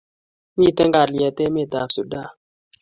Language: Kalenjin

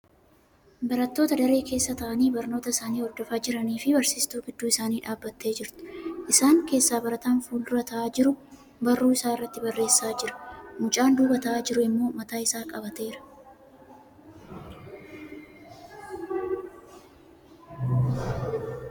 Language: Oromo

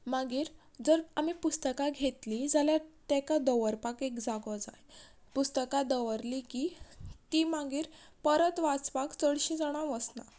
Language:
Konkani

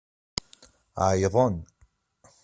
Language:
Kabyle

